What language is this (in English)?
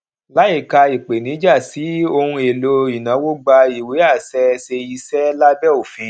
Yoruba